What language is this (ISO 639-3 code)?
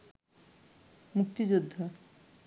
ben